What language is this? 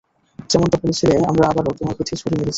Bangla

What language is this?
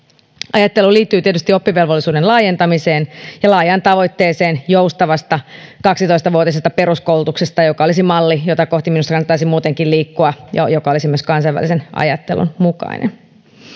Finnish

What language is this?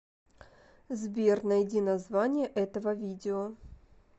Russian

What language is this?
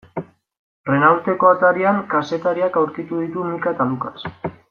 Basque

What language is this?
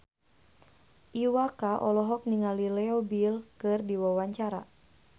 Sundanese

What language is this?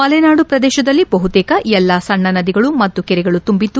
Kannada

